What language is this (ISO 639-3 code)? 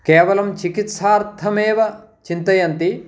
san